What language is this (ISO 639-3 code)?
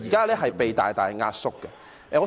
yue